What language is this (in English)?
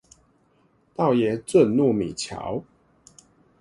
Chinese